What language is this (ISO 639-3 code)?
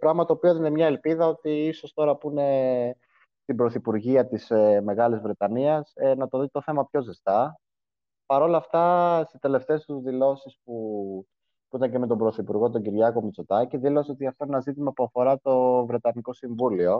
ell